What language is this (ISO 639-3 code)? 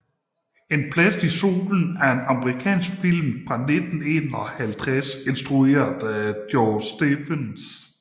dan